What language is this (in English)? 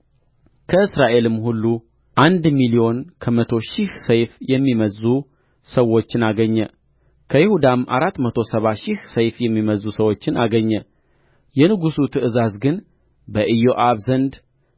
Amharic